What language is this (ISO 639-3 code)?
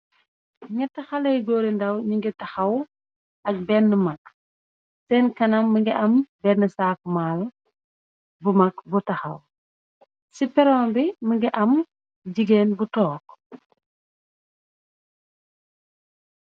wol